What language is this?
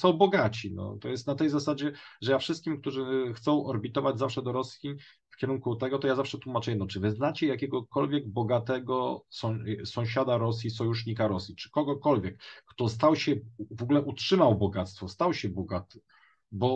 Polish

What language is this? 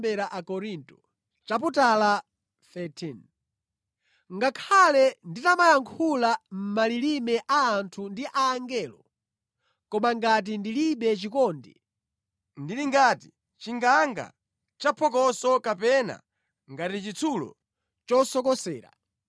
Nyanja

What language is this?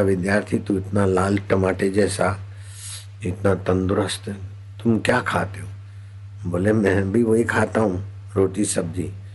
Hindi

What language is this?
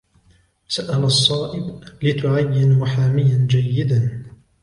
Arabic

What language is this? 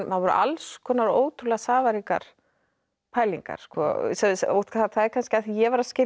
Icelandic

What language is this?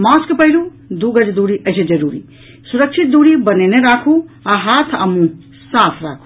Maithili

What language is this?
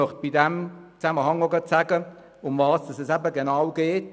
Swiss German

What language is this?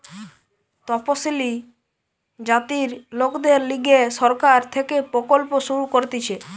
Bangla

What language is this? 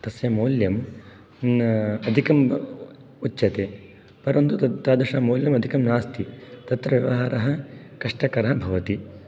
Sanskrit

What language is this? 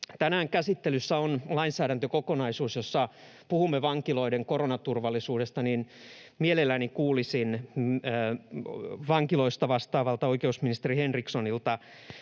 Finnish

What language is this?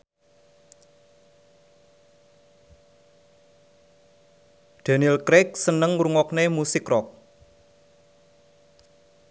Javanese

